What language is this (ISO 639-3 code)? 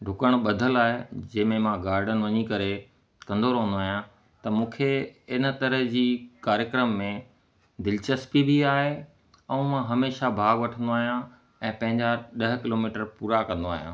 snd